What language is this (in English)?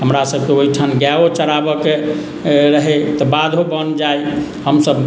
Maithili